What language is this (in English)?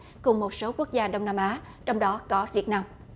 Vietnamese